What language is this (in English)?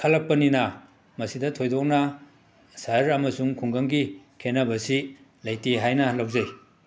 Manipuri